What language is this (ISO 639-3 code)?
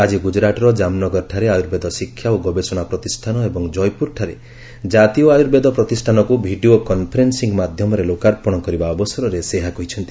ori